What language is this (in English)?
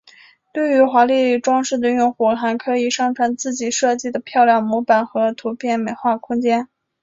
Chinese